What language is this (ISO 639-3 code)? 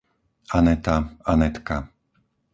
slk